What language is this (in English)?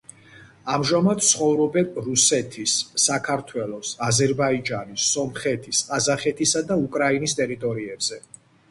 Georgian